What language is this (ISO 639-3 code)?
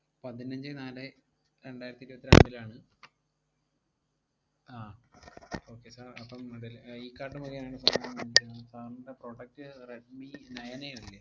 mal